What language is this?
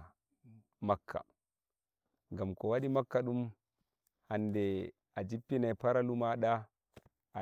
Nigerian Fulfulde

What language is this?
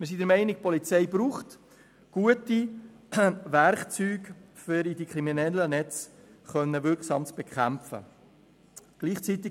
Swiss German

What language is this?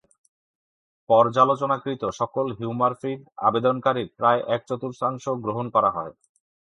Bangla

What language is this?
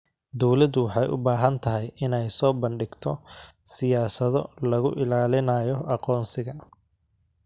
Somali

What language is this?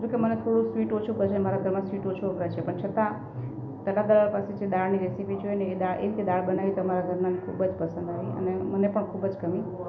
Gujarati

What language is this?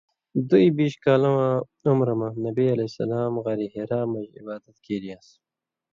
Indus Kohistani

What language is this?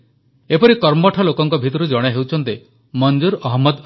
Odia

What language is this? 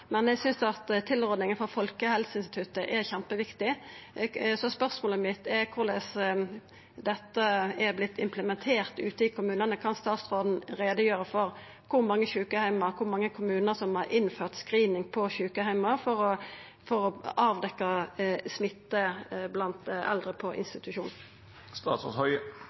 Norwegian Nynorsk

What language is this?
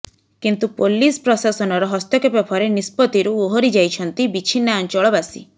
Odia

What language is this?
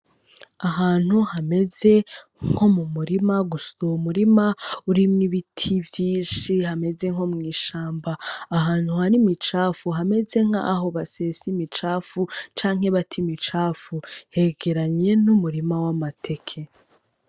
Rundi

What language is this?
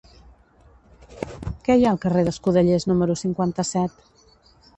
Catalan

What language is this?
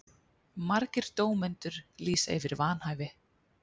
Icelandic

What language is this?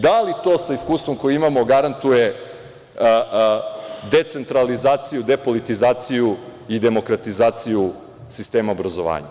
Serbian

